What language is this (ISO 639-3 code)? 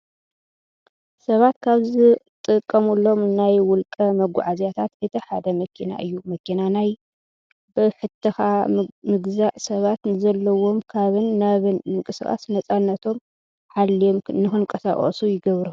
tir